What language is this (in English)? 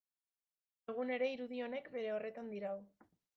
Basque